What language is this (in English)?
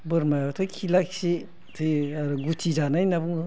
Bodo